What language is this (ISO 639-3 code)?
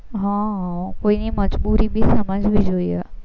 guj